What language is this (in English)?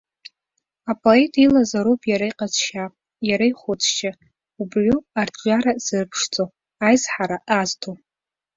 Abkhazian